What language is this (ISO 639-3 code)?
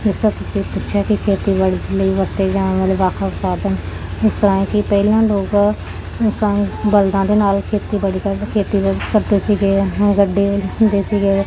pan